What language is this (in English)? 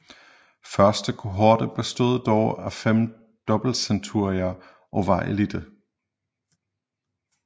Danish